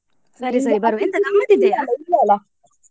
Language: Kannada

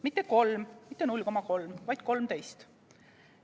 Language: Estonian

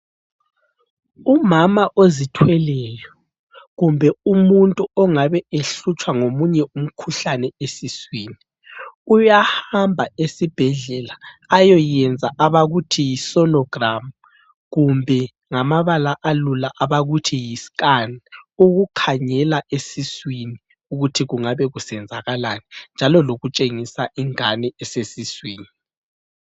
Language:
North Ndebele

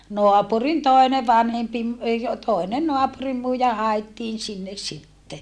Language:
Finnish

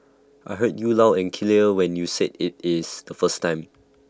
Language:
English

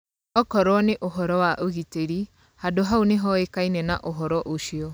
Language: Kikuyu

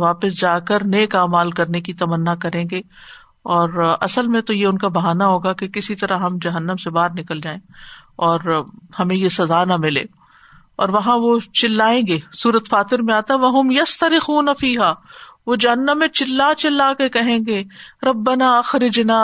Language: Urdu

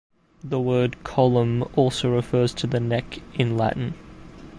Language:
English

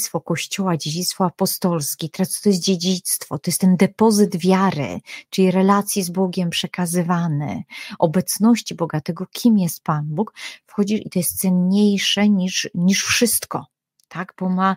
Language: Polish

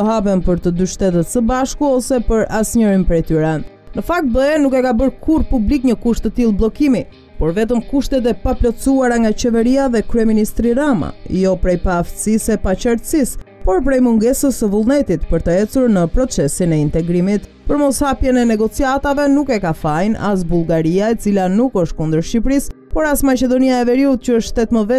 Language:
Romanian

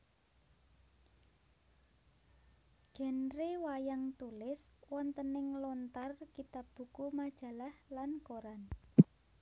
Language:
Javanese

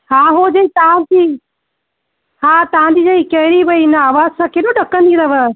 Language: Sindhi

